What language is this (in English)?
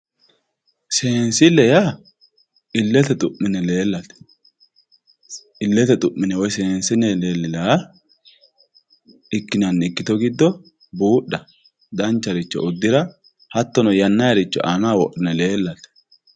Sidamo